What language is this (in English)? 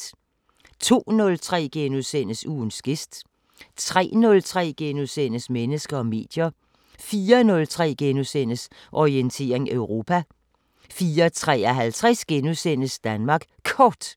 Danish